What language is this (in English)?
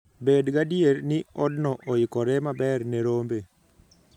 Luo (Kenya and Tanzania)